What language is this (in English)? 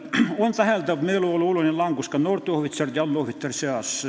Estonian